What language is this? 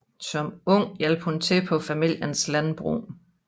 Danish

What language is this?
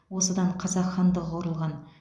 Kazakh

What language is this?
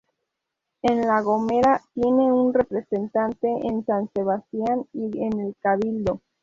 Spanish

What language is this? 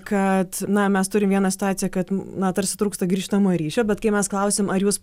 Lithuanian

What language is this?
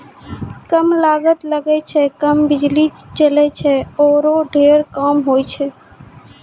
Maithili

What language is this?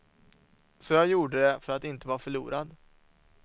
Swedish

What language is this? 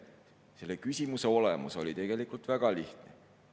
Estonian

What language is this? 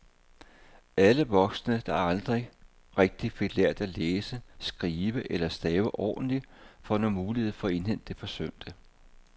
Danish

